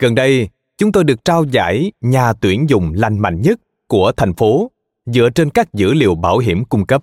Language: Vietnamese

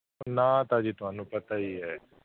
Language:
Punjabi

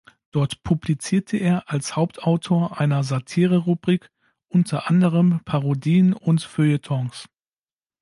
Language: German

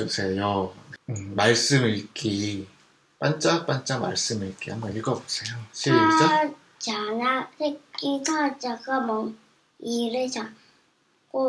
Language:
Korean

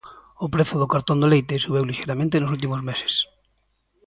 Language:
Galician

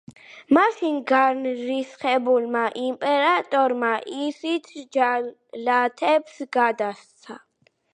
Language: Georgian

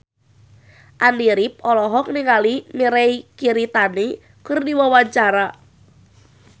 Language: Sundanese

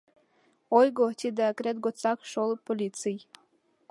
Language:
Mari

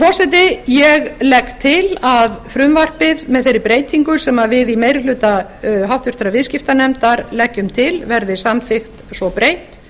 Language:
Icelandic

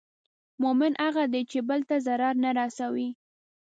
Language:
Pashto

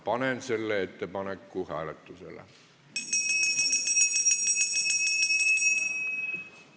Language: Estonian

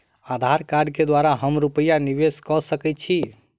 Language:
Maithili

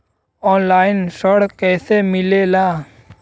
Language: Bhojpuri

